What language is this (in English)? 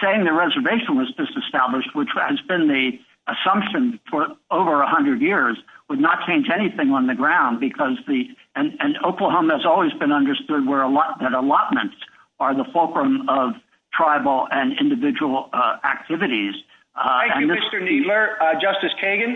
English